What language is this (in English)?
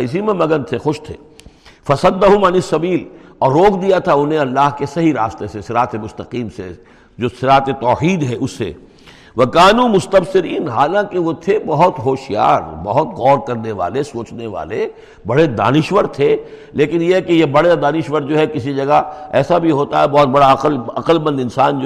Urdu